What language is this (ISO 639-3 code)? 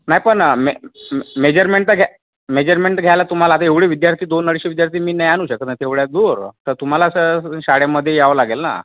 mar